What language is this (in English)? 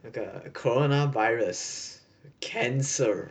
English